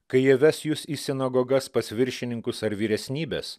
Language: Lithuanian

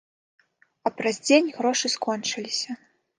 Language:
Belarusian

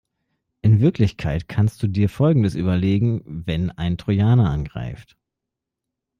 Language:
German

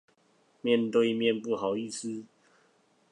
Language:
Chinese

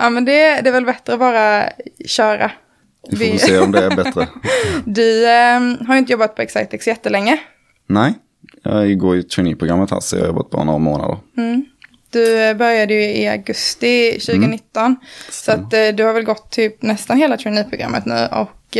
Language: Swedish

